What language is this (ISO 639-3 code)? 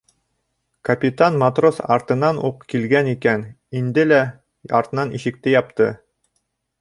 bak